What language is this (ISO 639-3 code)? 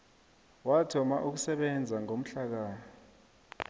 nbl